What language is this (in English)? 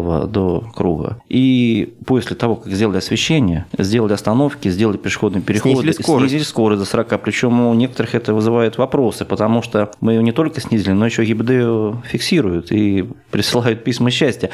Russian